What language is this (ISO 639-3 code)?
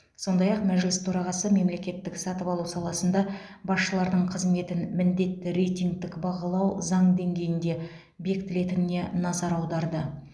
kaz